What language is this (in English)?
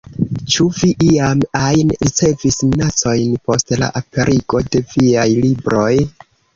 Esperanto